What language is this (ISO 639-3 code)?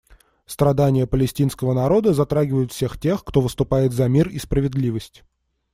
rus